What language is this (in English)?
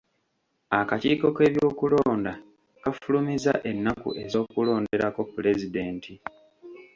Ganda